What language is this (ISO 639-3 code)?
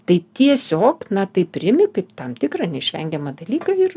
lit